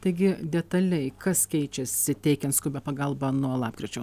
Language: Lithuanian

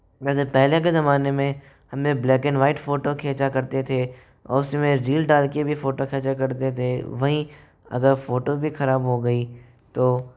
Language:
Hindi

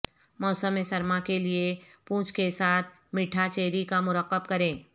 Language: Urdu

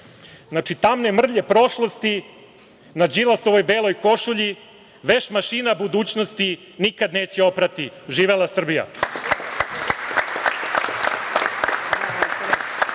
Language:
Serbian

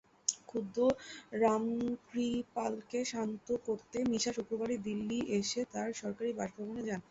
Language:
Bangla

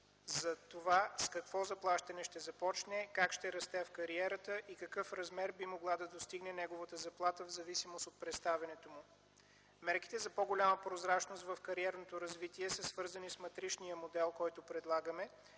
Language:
Bulgarian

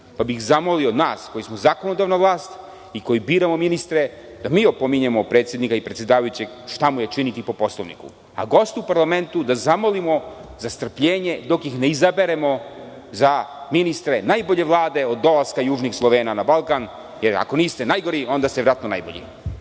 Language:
Serbian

